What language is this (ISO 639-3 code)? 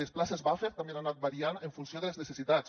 cat